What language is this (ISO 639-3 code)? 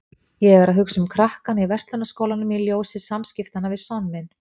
isl